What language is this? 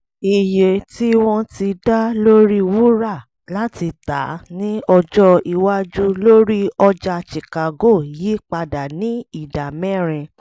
Yoruba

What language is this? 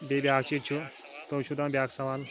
Kashmiri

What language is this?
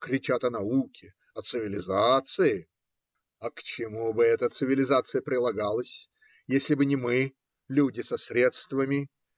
Russian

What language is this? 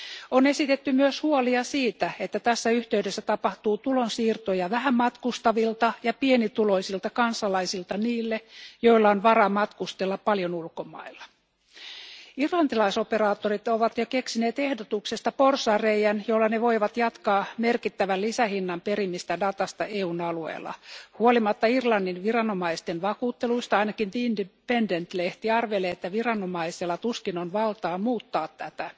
Finnish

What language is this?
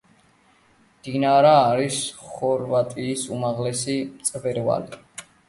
Georgian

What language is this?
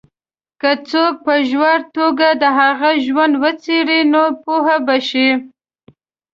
Pashto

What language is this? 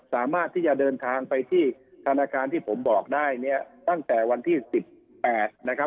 Thai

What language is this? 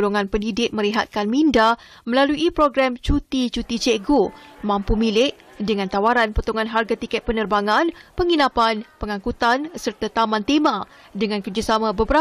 Malay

